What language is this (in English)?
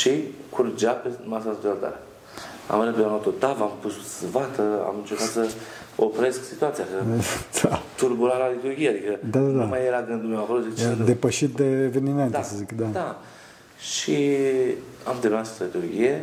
Romanian